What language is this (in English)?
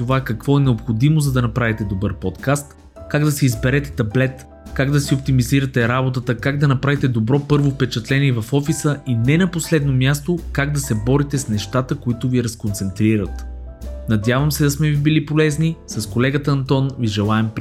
Bulgarian